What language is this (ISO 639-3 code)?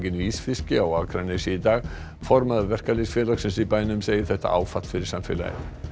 isl